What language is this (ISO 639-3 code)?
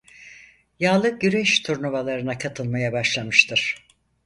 tur